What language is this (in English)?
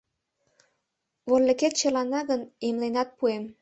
Mari